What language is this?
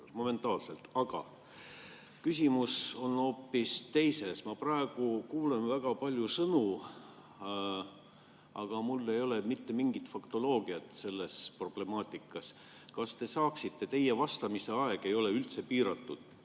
Estonian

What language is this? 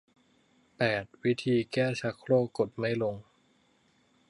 Thai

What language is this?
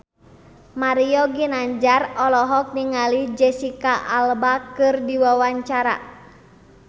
Sundanese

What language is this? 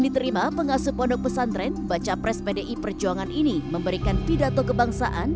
Indonesian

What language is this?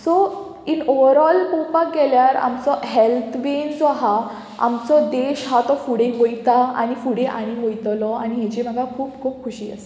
Konkani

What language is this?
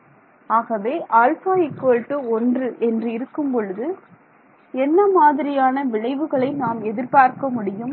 Tamil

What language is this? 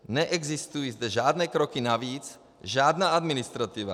Czech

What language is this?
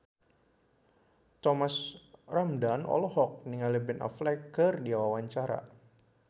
Sundanese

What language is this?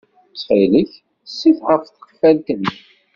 Kabyle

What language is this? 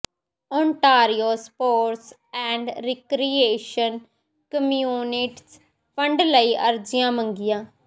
Punjabi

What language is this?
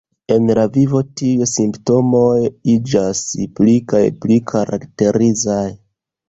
Esperanto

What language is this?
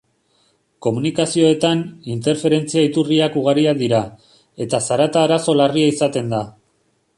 Basque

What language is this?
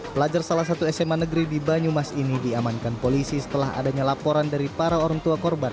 Indonesian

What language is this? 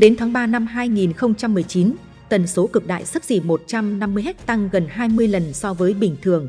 Vietnamese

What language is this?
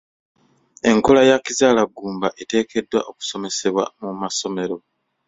Ganda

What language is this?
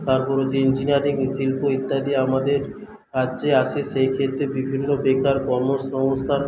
Bangla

